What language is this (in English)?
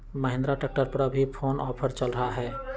Magahi